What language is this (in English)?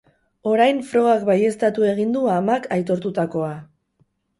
Basque